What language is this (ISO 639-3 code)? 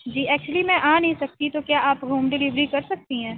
urd